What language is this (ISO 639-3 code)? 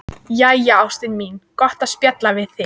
isl